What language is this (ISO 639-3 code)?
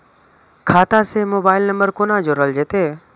mai